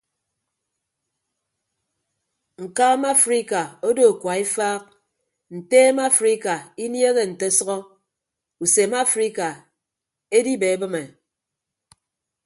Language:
Ibibio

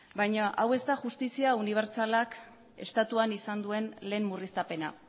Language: Basque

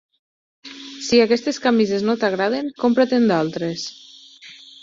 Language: Catalan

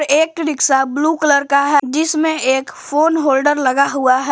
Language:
Hindi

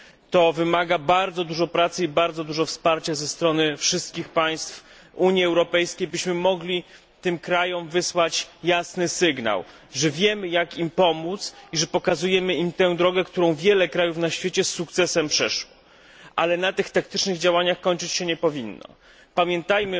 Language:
Polish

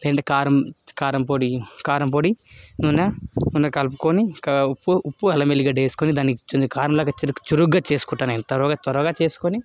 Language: Telugu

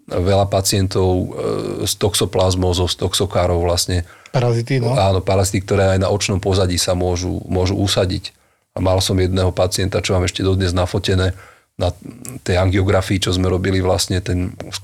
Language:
Slovak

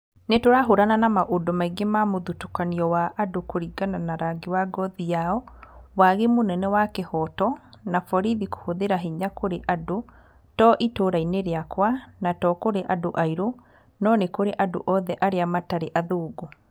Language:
Kikuyu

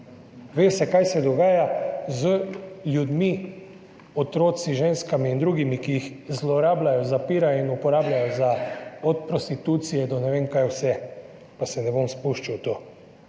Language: Slovenian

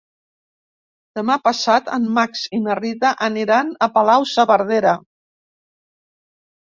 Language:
Catalan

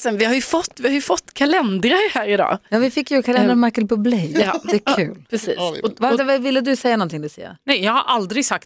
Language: Swedish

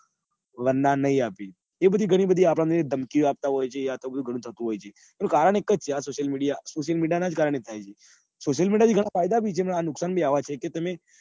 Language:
Gujarati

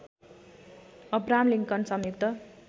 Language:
Nepali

